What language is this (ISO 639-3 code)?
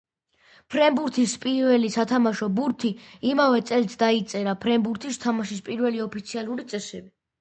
kat